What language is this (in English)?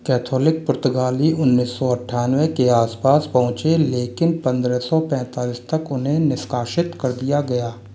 Hindi